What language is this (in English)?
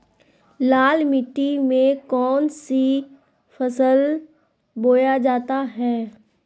Magahi